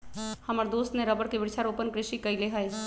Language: Magahi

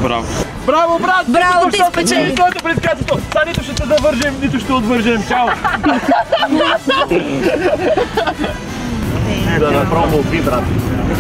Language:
Bulgarian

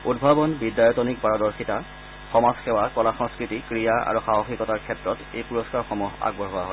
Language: Assamese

